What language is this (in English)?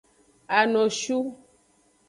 Aja (Benin)